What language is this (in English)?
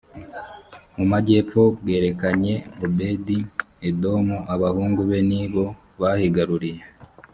Kinyarwanda